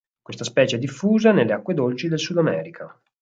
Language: Italian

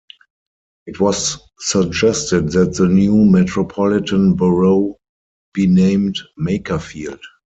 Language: English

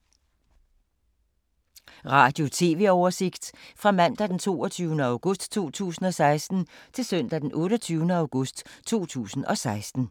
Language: Danish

